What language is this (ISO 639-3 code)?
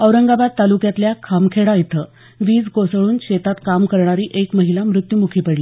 mar